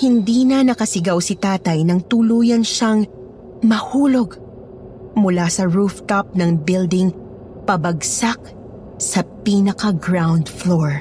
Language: Filipino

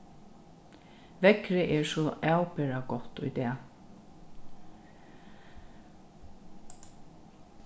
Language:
Faroese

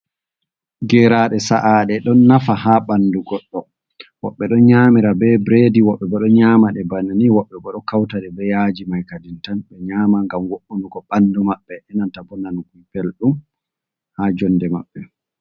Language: Fula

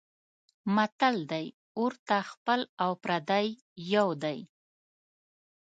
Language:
Pashto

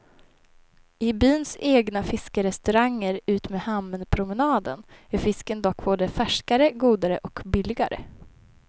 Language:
Swedish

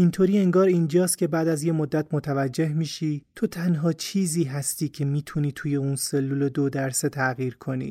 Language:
Persian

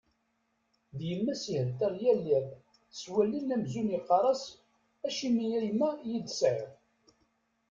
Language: Kabyle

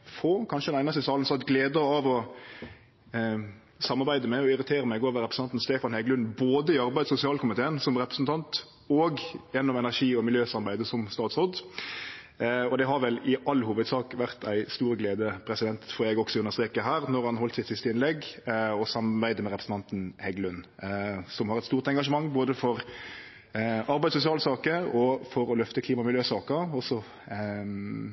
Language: Norwegian Nynorsk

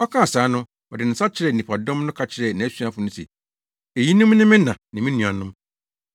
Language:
Akan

